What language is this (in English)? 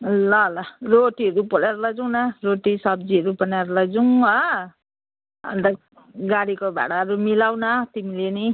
Nepali